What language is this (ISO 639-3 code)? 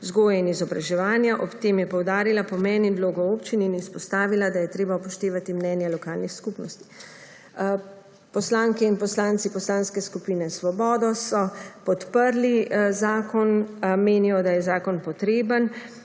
slv